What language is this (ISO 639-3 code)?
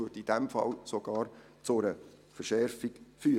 gsw